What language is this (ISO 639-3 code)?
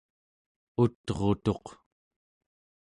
esu